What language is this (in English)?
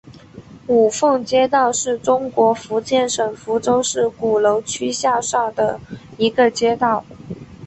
Chinese